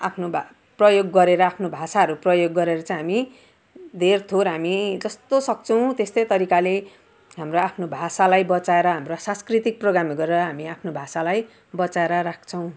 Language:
Nepali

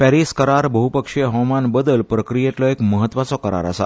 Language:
Konkani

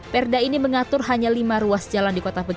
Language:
Indonesian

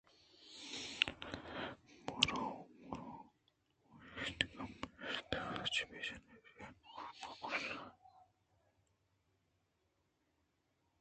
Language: Eastern Balochi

